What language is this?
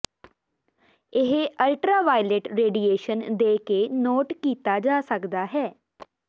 Punjabi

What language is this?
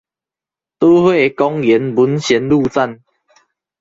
Chinese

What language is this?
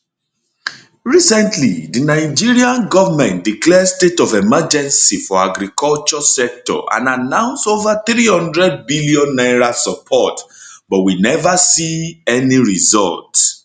Nigerian Pidgin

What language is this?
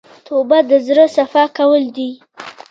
Pashto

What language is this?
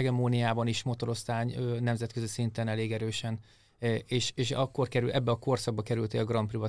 Hungarian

